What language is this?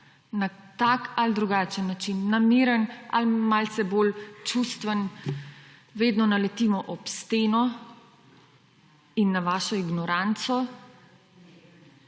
Slovenian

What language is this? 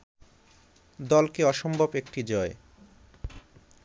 Bangla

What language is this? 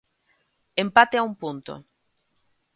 Galician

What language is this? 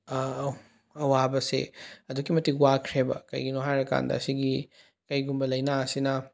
Manipuri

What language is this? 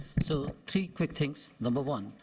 English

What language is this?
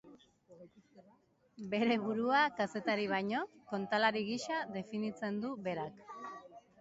Basque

